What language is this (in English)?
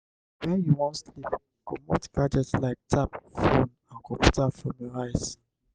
Nigerian Pidgin